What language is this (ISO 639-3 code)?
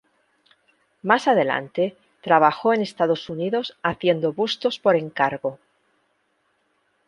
spa